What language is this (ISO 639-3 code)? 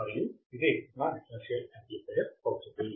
tel